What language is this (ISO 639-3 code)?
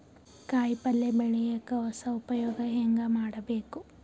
kan